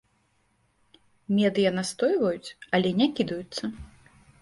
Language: Belarusian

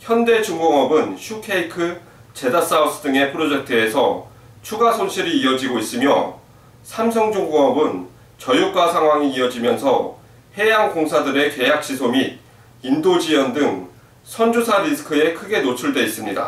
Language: Korean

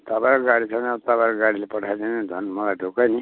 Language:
Nepali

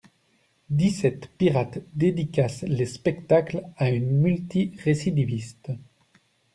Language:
French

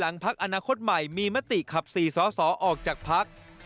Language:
Thai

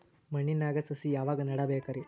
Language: Kannada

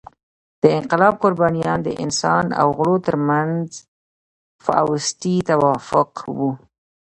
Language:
Pashto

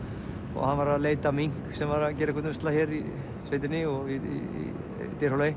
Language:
Icelandic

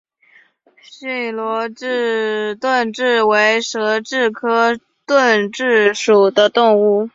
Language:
Chinese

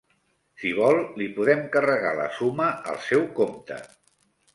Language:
Catalan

